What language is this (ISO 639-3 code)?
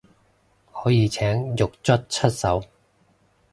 yue